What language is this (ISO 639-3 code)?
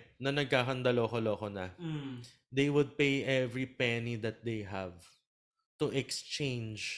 fil